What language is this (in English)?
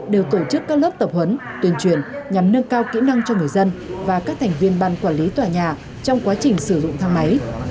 Vietnamese